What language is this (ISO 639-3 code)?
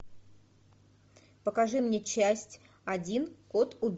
rus